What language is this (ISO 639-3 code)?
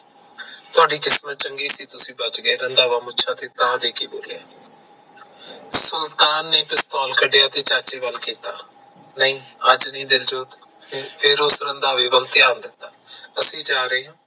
pan